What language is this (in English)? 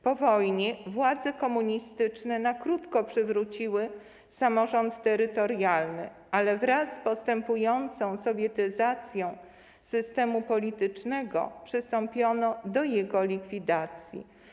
Polish